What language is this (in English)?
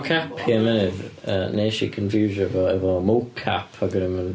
Welsh